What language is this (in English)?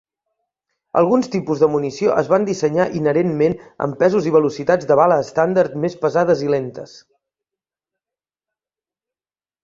Catalan